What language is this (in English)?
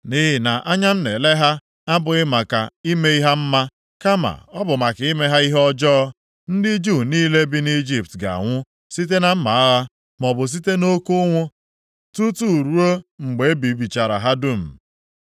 Igbo